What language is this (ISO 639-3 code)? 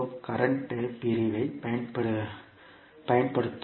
tam